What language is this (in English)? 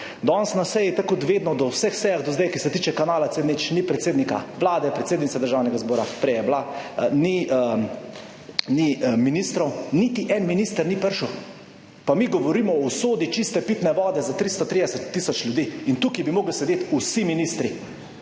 Slovenian